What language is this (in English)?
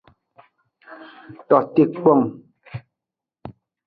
Aja (Benin)